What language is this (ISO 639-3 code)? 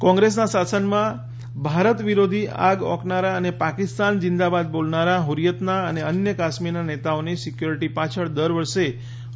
guj